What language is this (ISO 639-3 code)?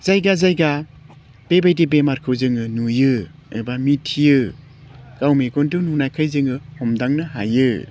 brx